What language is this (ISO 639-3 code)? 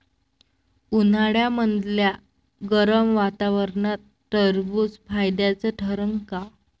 mar